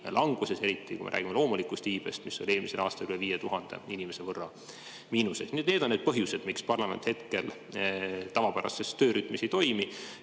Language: Estonian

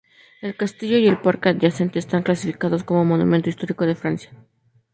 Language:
Spanish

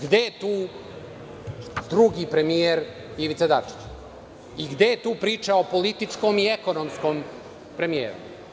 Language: Serbian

